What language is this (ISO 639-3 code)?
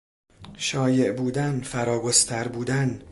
fas